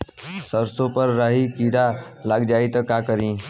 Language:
Bhojpuri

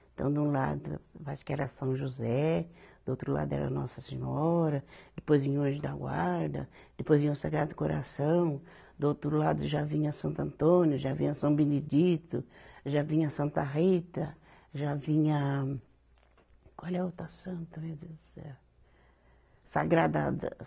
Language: Portuguese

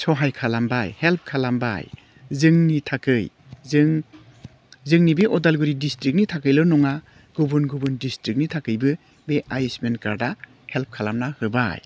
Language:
Bodo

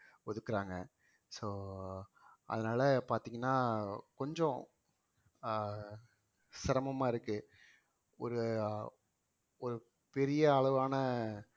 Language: Tamil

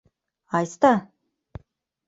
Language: Mari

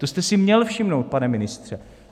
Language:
Czech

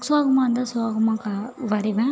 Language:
Tamil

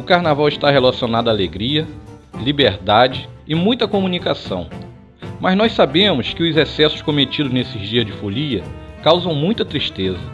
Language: Portuguese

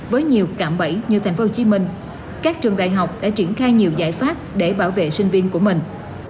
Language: Vietnamese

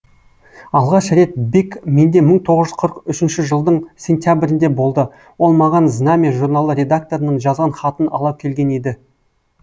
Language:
Kazakh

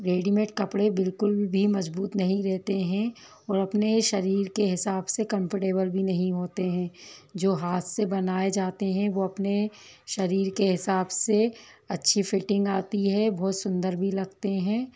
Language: Hindi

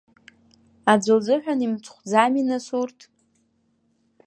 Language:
Abkhazian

